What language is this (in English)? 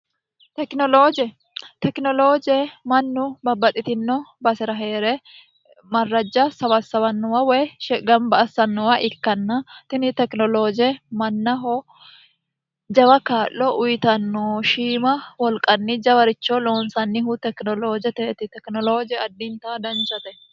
Sidamo